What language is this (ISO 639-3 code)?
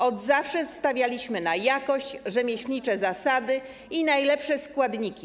pol